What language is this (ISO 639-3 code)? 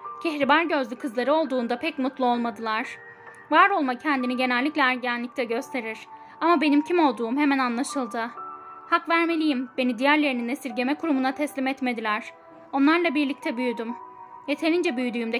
tur